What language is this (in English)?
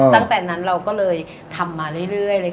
Thai